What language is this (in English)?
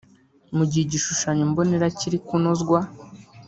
Kinyarwanda